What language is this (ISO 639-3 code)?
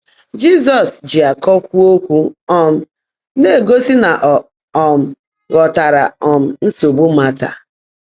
ibo